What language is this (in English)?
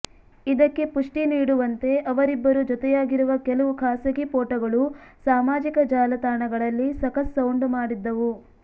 Kannada